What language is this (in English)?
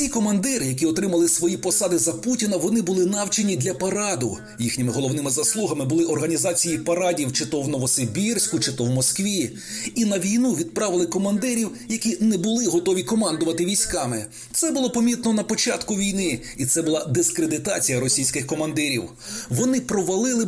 Ukrainian